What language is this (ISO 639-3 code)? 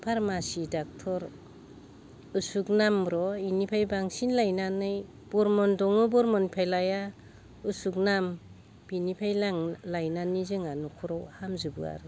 brx